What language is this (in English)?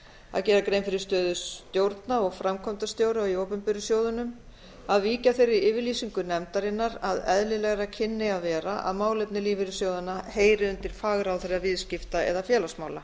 Icelandic